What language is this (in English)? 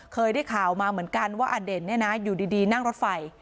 Thai